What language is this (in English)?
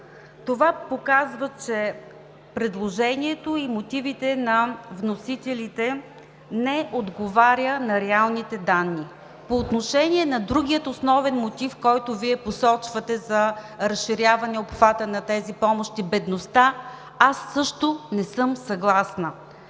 Bulgarian